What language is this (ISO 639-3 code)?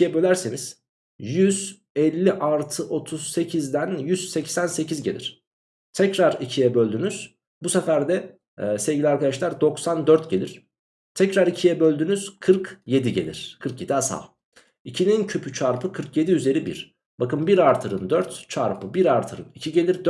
tur